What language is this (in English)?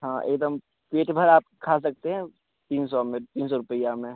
Hindi